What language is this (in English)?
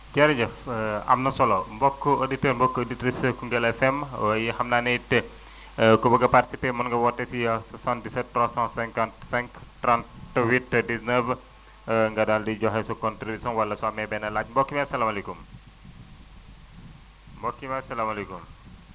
Wolof